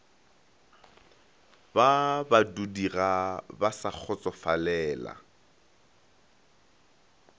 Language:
Northern Sotho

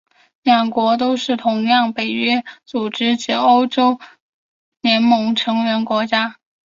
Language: Chinese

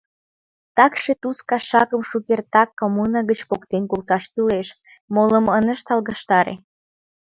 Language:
Mari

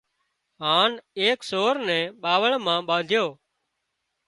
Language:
Wadiyara Koli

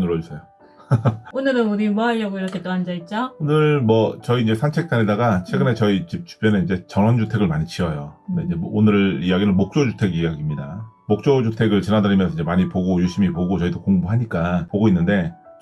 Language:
Korean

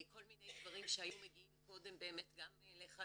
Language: Hebrew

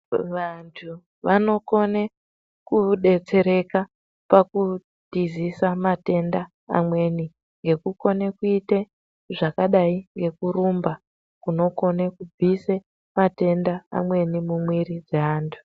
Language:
Ndau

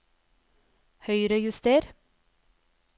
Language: Norwegian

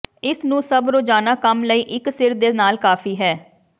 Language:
Punjabi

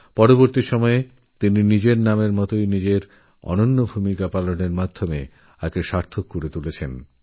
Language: Bangla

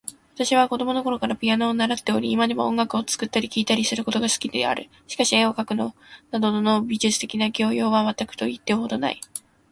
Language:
Japanese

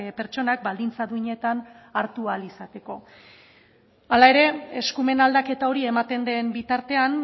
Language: Basque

